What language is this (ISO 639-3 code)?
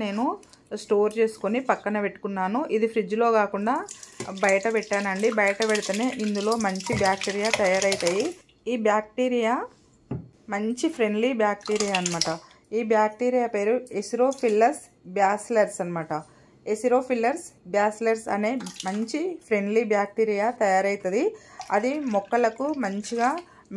tel